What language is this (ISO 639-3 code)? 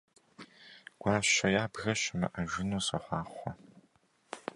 kbd